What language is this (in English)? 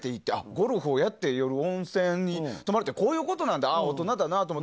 Japanese